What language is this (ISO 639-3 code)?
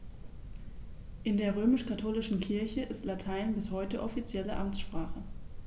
deu